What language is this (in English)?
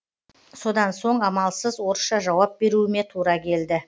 Kazakh